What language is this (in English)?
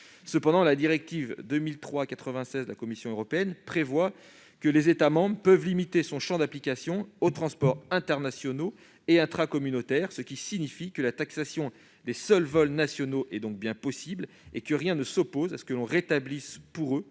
French